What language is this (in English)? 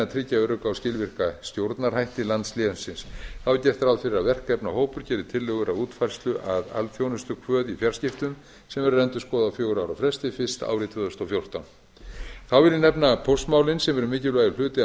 Icelandic